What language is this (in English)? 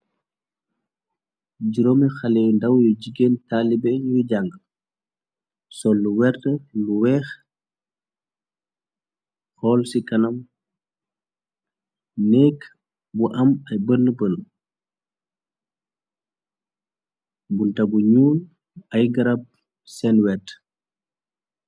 Wolof